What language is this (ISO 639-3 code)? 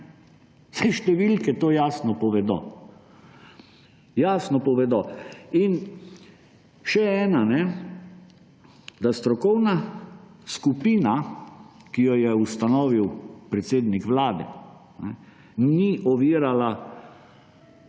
slv